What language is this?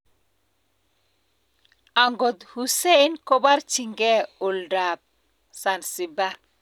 Kalenjin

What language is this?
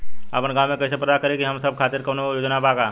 Bhojpuri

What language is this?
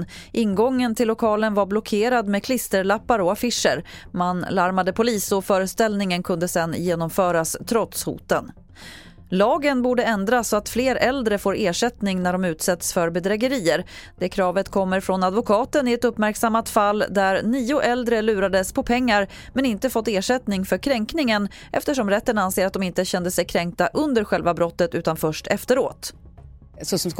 Swedish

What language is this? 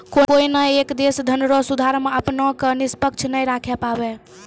Maithili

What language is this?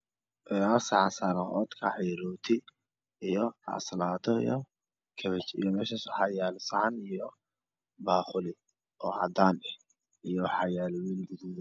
Somali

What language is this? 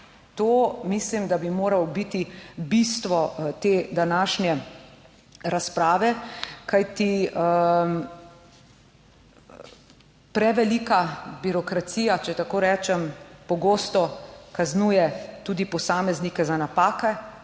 Slovenian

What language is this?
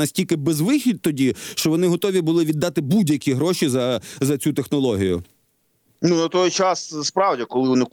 Ukrainian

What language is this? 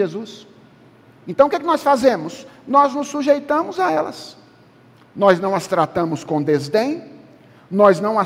Portuguese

